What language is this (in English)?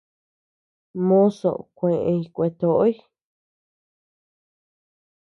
Tepeuxila Cuicatec